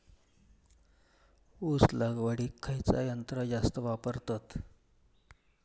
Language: Marathi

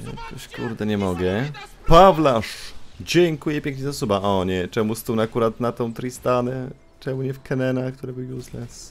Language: Polish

